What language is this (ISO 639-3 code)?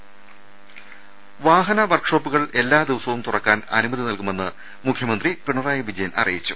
mal